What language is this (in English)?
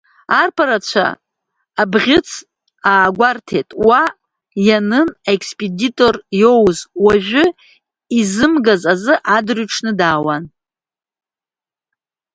Abkhazian